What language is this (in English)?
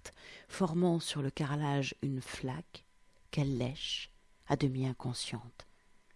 French